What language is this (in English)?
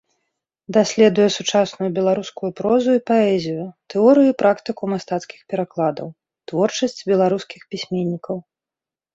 Belarusian